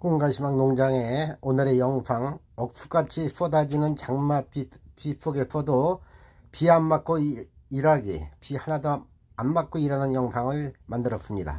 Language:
Korean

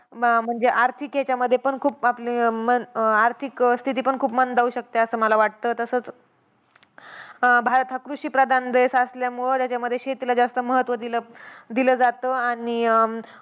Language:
Marathi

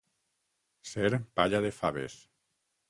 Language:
Catalan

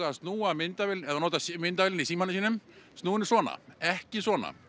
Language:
Icelandic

